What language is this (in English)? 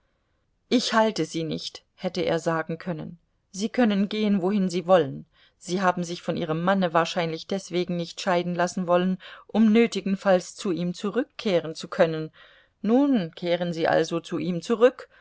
German